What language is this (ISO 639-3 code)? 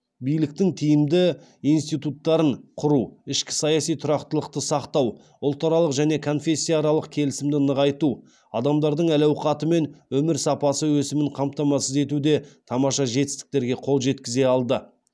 kaz